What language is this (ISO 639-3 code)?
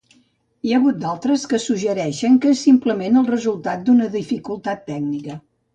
cat